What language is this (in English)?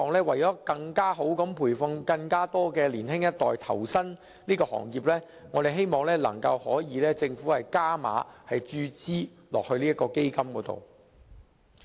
Cantonese